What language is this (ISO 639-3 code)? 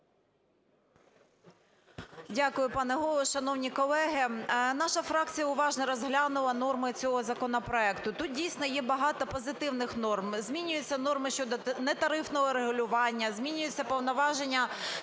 ukr